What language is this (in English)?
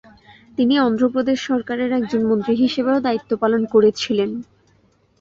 Bangla